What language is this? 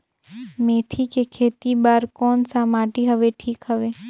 Chhattisgarhi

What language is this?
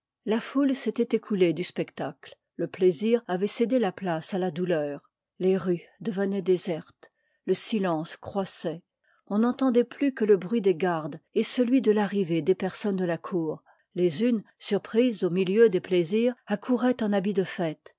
French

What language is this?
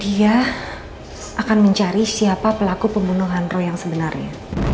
Indonesian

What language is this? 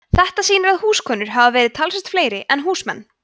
Icelandic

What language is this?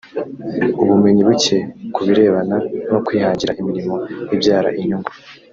Kinyarwanda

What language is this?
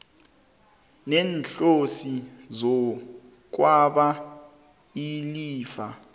South Ndebele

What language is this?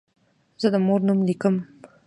Pashto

